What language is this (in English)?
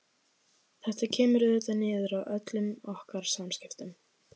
Icelandic